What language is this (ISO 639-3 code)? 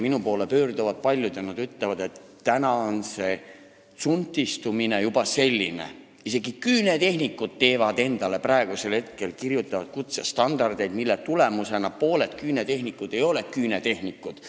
est